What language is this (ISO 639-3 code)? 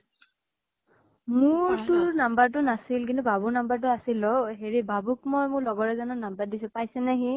asm